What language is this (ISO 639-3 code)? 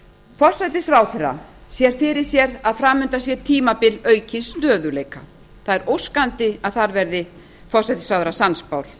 isl